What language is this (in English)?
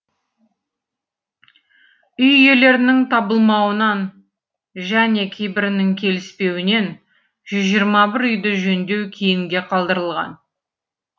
Kazakh